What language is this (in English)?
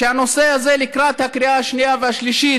Hebrew